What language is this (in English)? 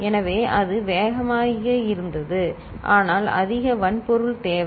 Tamil